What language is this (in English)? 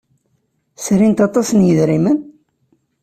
Kabyle